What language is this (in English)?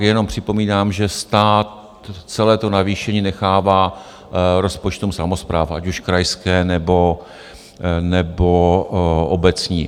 Czech